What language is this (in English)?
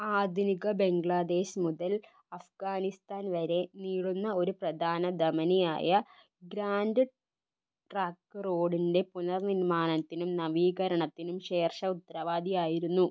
Malayalam